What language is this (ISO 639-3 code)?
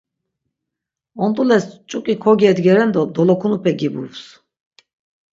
lzz